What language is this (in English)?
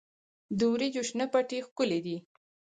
Pashto